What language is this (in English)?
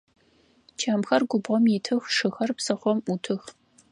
Adyghe